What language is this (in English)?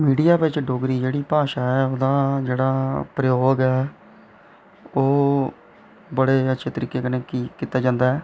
Dogri